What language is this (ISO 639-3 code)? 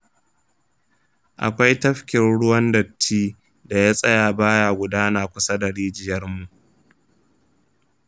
hau